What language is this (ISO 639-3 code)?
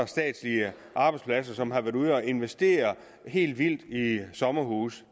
dan